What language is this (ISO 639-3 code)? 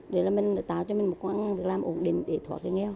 vie